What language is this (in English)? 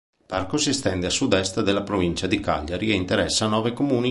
Italian